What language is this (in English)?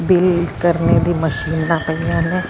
Punjabi